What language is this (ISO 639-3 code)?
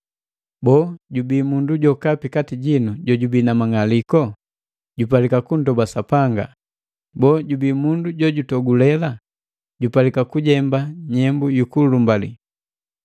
mgv